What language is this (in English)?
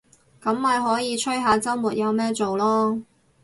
Cantonese